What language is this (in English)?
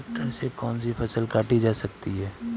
Hindi